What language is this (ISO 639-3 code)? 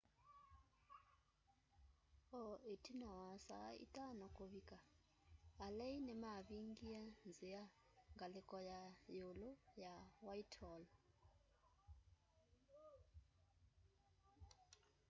kam